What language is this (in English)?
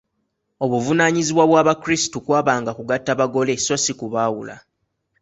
Ganda